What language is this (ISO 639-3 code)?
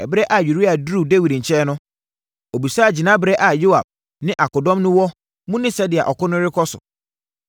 aka